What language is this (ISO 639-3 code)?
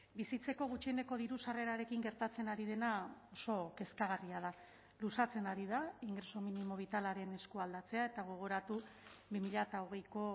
eus